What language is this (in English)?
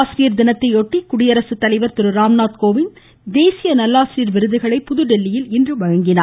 Tamil